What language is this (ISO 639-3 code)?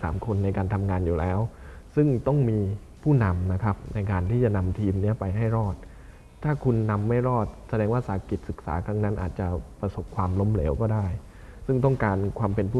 tha